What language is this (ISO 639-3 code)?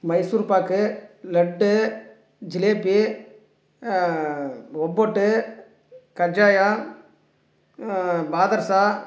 tam